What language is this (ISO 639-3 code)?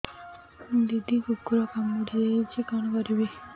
ori